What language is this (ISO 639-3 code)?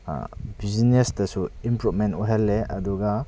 mni